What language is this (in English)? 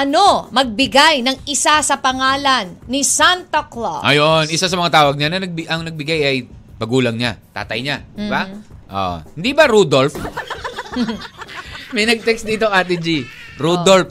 Filipino